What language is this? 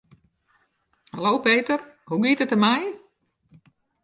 Western Frisian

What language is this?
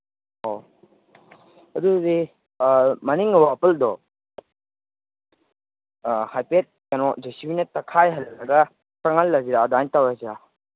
Manipuri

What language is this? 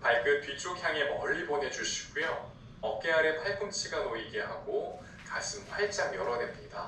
Korean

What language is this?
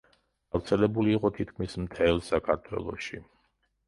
Georgian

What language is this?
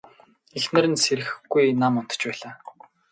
Mongolian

